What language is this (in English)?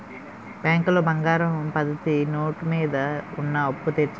Telugu